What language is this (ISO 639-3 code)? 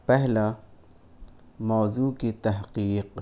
urd